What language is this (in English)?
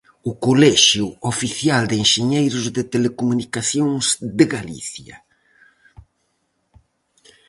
Galician